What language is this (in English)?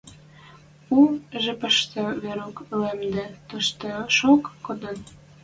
Western Mari